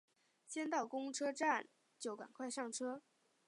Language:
Chinese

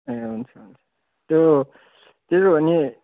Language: Nepali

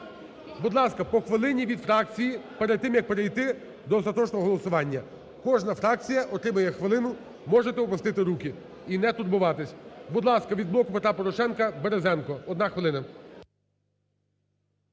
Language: Ukrainian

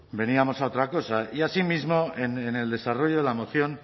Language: Spanish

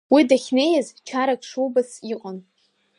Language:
Abkhazian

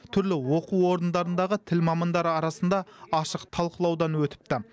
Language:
Kazakh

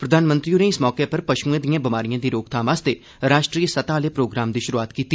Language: Dogri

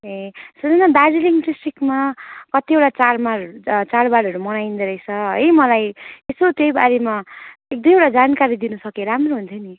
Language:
Nepali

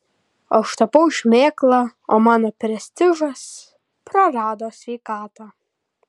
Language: Lithuanian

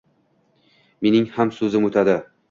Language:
Uzbek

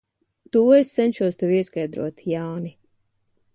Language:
Latvian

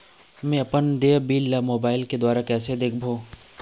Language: Chhattisgarhi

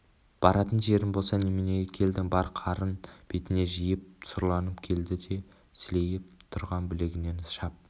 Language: Kazakh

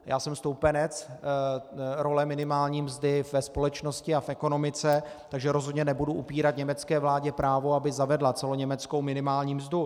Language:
Czech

